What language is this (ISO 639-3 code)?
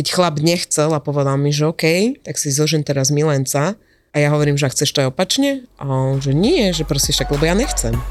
slk